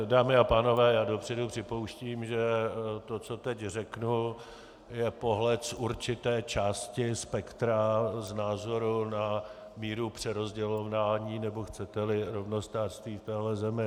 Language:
Czech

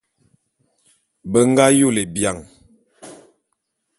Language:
Bulu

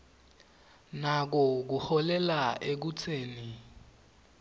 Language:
Swati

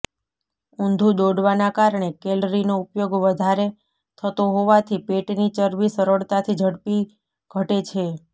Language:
Gujarati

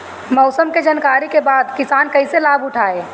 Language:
Bhojpuri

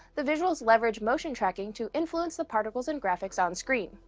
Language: English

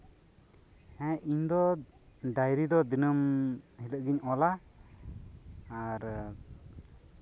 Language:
Santali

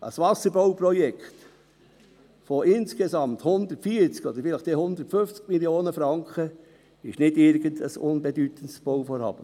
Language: Swiss German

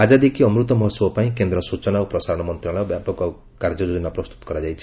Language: Odia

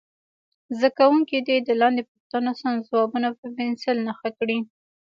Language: Pashto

